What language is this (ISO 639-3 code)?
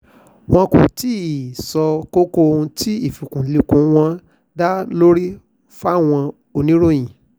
yor